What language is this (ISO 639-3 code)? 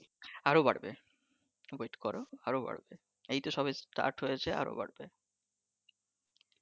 ben